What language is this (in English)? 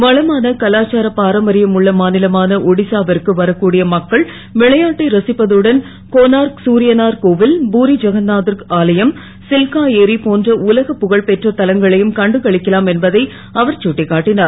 Tamil